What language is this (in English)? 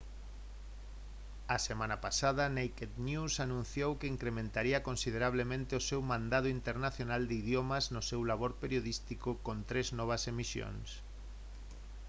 Galician